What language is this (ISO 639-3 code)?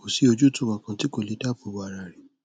yor